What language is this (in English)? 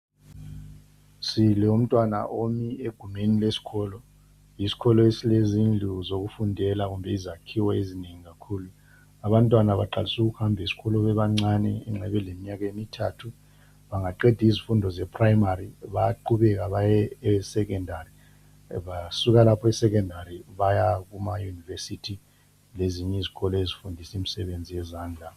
North Ndebele